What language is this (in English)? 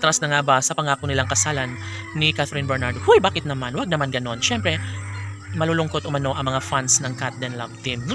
Filipino